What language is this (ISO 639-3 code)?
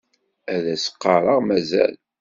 kab